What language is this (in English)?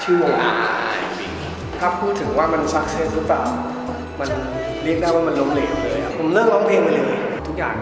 Thai